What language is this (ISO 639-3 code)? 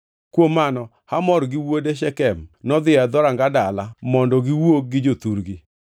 luo